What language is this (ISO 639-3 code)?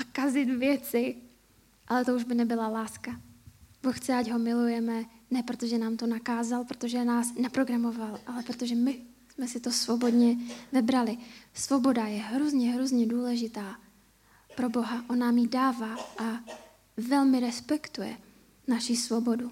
ces